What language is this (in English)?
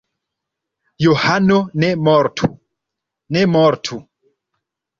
Esperanto